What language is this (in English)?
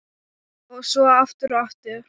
Icelandic